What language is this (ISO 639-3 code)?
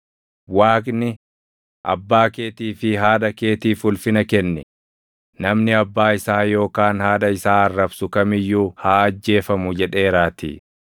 orm